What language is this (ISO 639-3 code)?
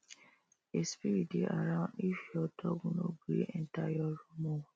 pcm